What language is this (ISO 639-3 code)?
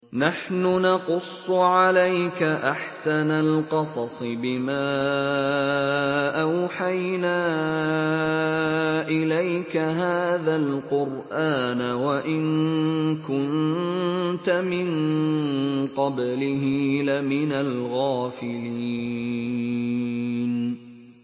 ara